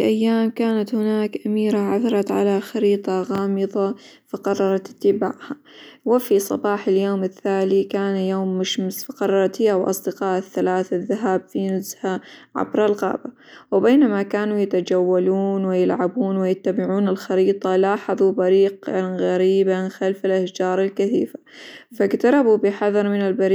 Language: Hijazi Arabic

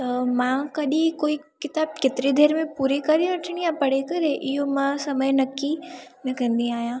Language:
Sindhi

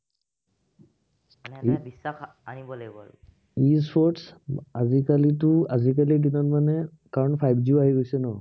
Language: Assamese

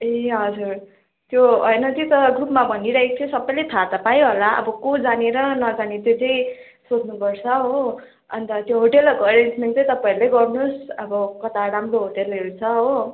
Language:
Nepali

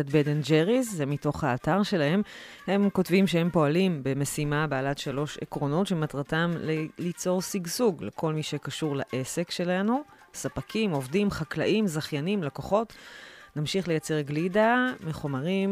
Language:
Hebrew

